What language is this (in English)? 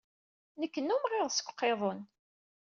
Kabyle